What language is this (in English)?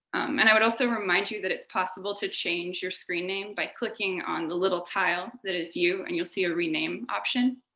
English